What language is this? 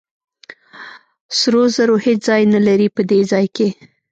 Pashto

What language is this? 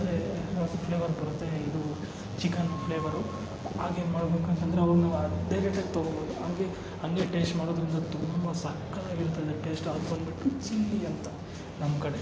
Kannada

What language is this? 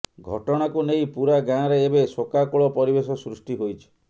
Odia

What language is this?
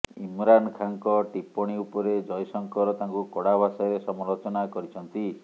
Odia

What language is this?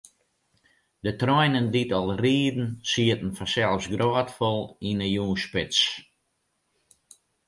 Western Frisian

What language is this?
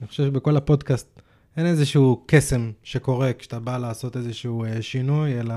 Hebrew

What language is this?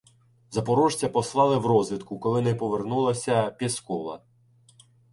Ukrainian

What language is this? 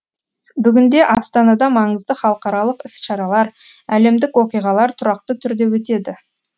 Kazakh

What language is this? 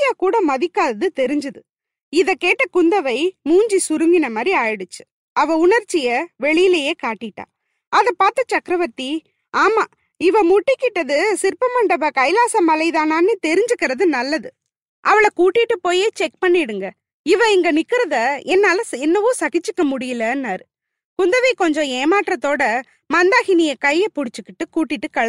Tamil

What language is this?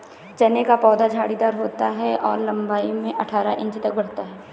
Hindi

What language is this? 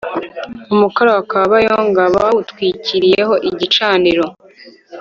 Kinyarwanda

